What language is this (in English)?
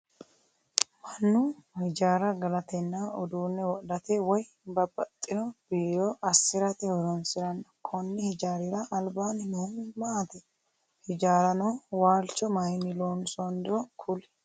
Sidamo